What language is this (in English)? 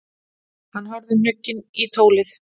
Icelandic